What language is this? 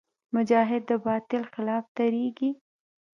Pashto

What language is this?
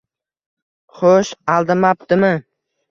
Uzbek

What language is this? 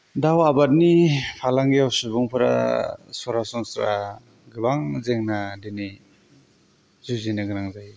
Bodo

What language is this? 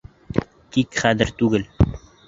Bashkir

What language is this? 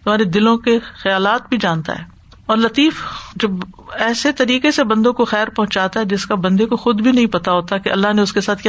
Urdu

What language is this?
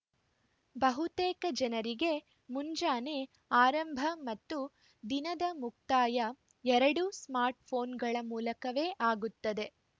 Kannada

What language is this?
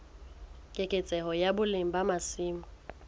Southern Sotho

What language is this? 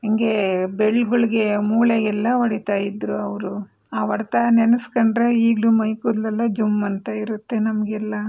Kannada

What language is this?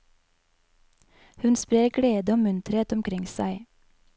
Norwegian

